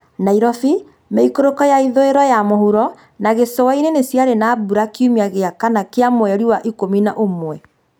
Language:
Kikuyu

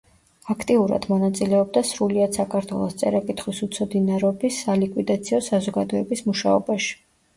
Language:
Georgian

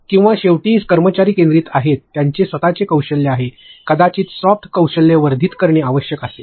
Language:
Marathi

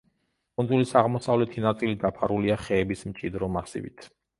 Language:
Georgian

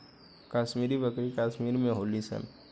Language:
Bhojpuri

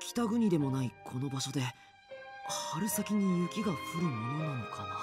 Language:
Japanese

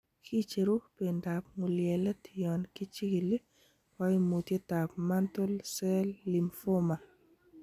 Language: Kalenjin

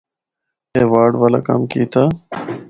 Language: Northern Hindko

